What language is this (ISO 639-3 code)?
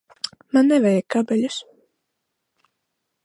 lav